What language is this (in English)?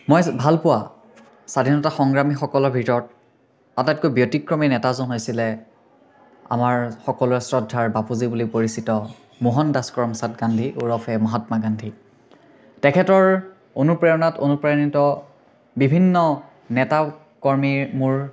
Assamese